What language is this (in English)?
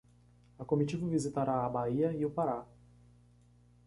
Portuguese